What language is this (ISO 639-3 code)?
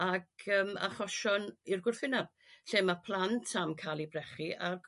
cym